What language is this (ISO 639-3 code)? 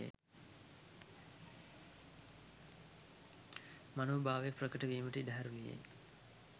sin